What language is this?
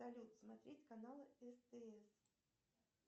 Russian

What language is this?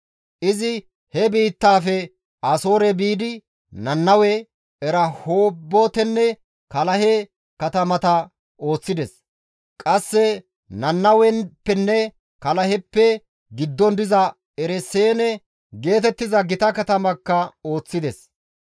Gamo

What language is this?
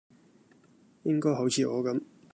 Cantonese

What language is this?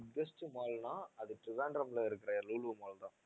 Tamil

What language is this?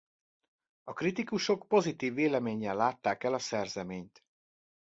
Hungarian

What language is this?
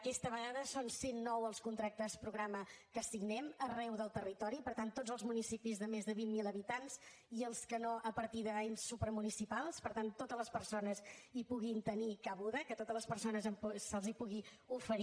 Catalan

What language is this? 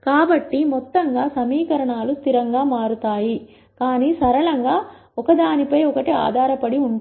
Telugu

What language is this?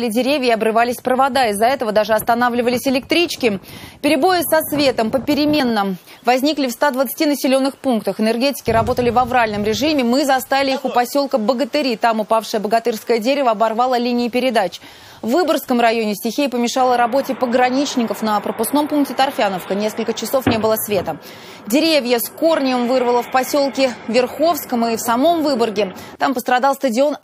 Russian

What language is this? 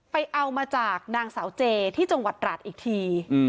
Thai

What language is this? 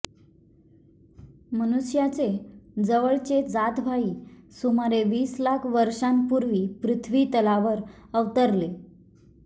Marathi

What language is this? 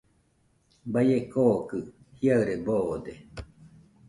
Nüpode Huitoto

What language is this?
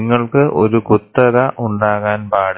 Malayalam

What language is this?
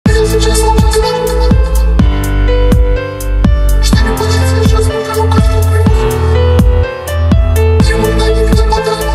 Russian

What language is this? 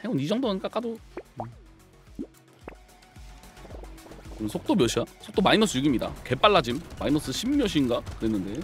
Korean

